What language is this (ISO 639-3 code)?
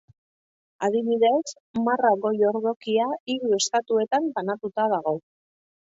eus